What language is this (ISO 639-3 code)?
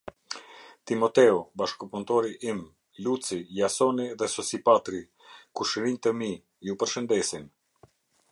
sqi